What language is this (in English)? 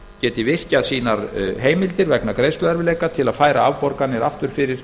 Icelandic